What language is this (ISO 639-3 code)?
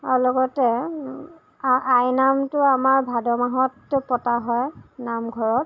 asm